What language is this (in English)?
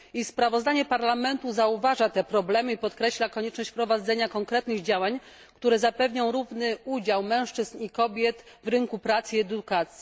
Polish